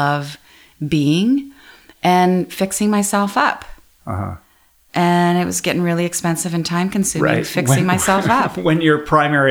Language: English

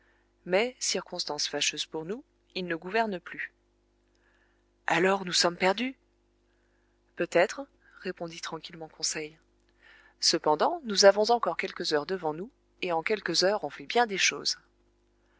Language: French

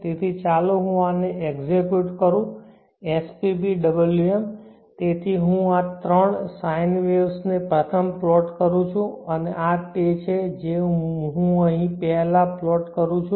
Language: Gujarati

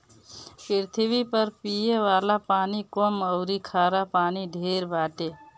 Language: Bhojpuri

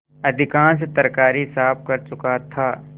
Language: Hindi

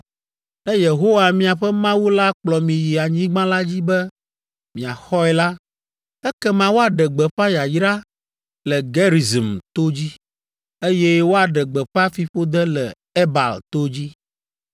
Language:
Ewe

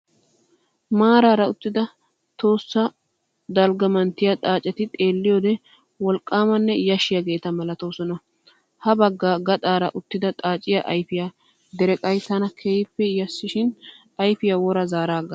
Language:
Wolaytta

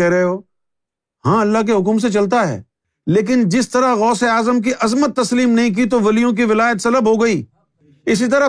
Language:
Urdu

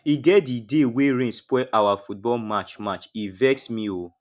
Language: Nigerian Pidgin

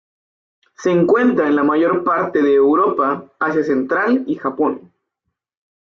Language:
Spanish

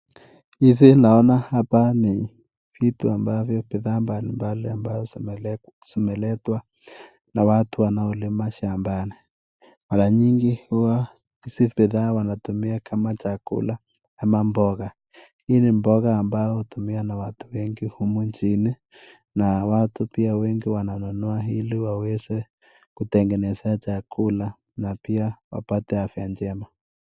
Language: Swahili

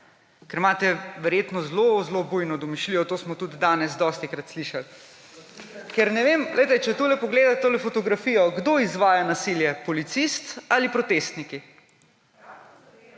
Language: Slovenian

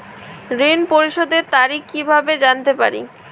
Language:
Bangla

